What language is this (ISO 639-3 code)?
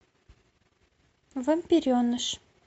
rus